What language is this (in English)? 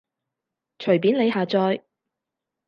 Cantonese